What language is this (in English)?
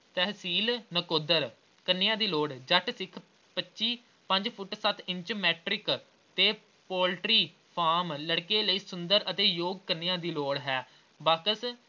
Punjabi